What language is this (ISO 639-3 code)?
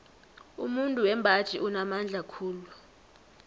nbl